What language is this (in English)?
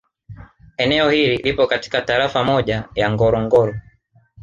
Swahili